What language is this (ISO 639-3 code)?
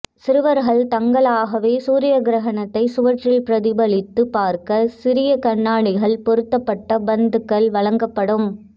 tam